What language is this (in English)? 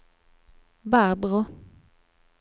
Swedish